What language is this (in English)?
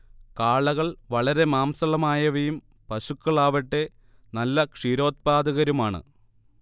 Malayalam